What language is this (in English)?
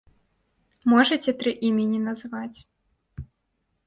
Belarusian